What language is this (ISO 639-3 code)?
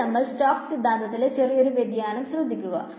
mal